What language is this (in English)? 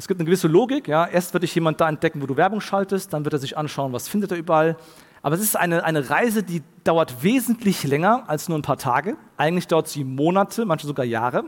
German